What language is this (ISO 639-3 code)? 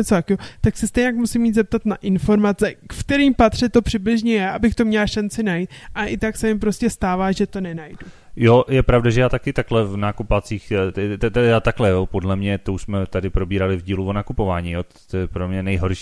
ces